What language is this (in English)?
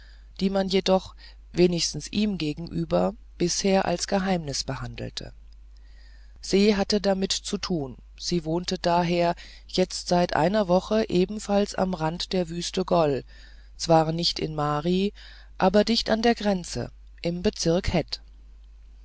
German